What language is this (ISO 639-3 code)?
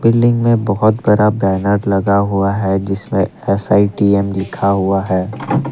hin